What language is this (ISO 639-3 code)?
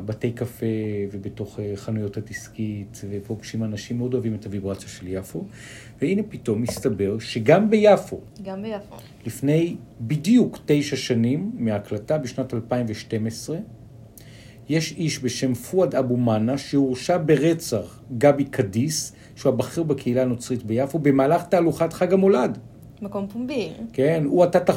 heb